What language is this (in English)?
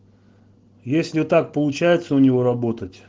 Russian